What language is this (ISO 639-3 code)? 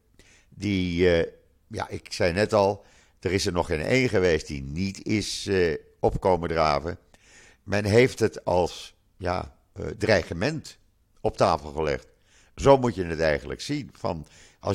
nld